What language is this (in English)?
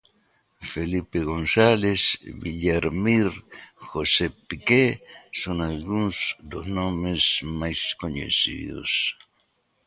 Galician